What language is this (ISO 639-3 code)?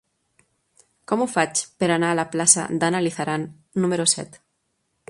cat